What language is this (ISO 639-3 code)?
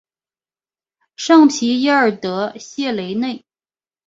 zho